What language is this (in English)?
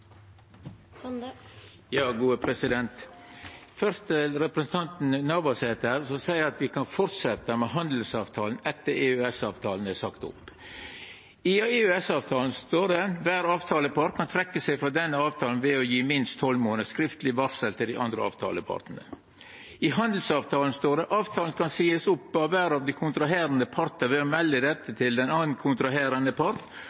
Norwegian